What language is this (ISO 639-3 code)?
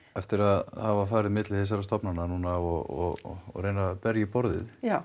isl